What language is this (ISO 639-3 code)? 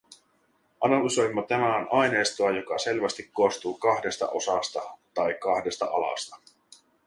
fin